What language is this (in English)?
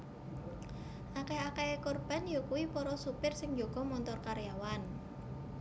Javanese